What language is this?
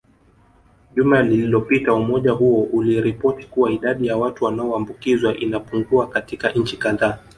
Swahili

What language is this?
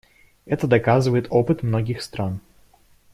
Russian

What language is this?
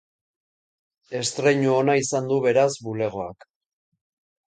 Basque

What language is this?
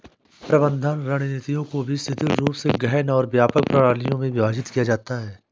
Hindi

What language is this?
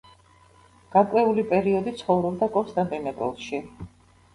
Georgian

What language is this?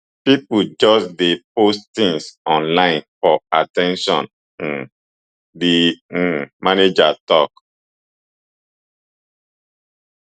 Nigerian Pidgin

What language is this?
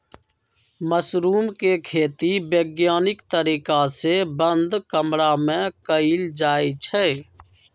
Magahi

